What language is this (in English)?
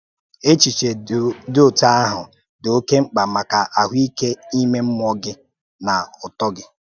Igbo